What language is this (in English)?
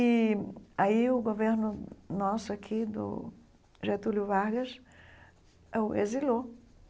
Portuguese